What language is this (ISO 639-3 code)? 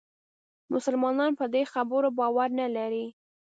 pus